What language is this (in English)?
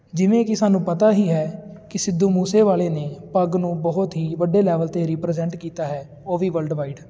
Punjabi